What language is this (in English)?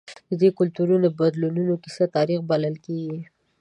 Pashto